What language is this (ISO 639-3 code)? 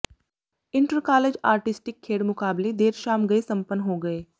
pan